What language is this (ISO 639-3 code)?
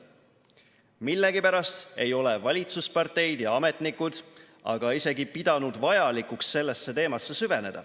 est